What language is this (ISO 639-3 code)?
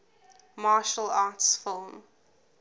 eng